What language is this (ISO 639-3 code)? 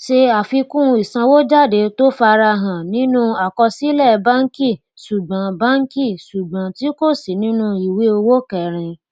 yor